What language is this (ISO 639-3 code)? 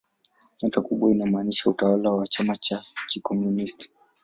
swa